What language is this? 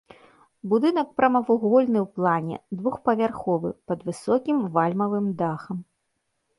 Belarusian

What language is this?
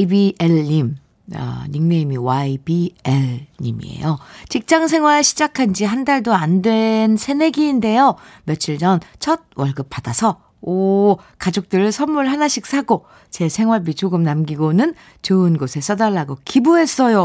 Korean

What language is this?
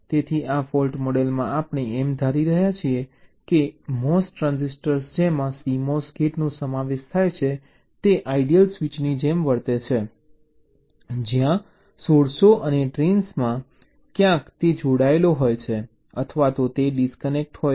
Gujarati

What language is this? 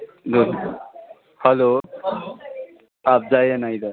Nepali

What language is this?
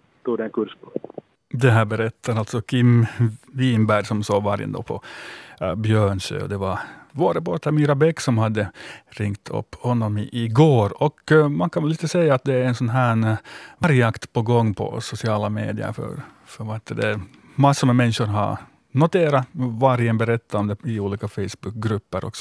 Swedish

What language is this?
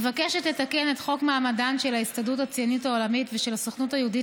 Hebrew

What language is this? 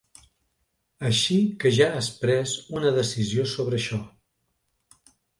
Catalan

